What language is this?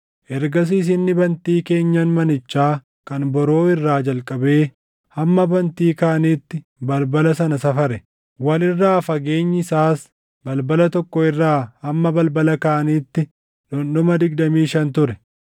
Oromo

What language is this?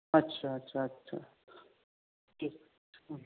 Urdu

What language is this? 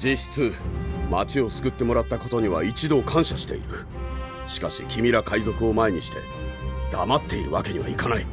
Japanese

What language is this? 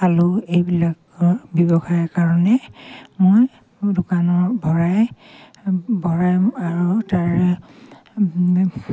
Assamese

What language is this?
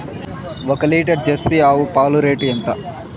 Telugu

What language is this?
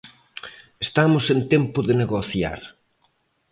Galician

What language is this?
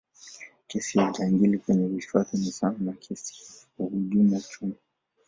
Swahili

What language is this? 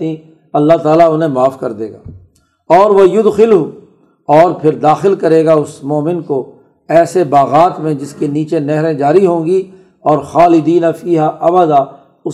Urdu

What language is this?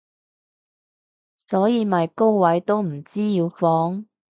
Cantonese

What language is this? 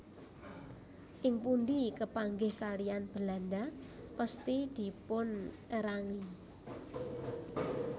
Javanese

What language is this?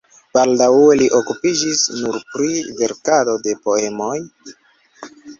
Esperanto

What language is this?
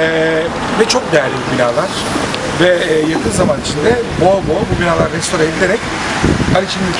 Turkish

